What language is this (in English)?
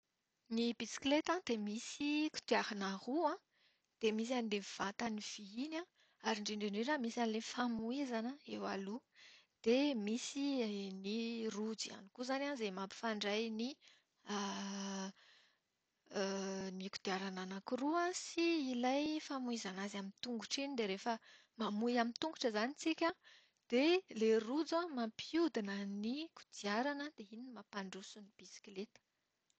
Malagasy